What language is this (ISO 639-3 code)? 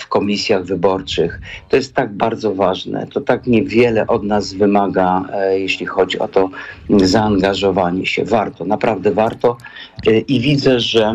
pol